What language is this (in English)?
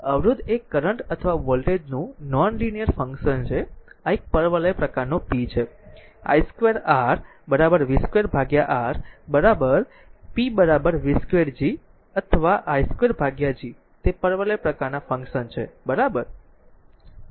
Gujarati